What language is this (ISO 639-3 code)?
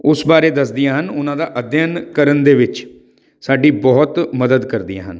pan